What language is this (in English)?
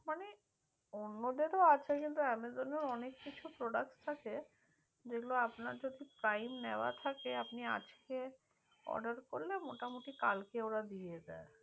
Bangla